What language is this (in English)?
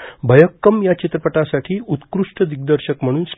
Marathi